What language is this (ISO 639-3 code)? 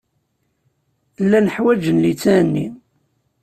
kab